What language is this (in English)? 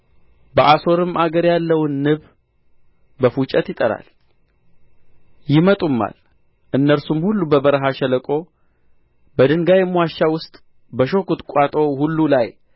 Amharic